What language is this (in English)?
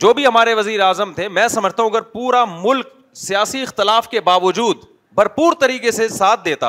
Urdu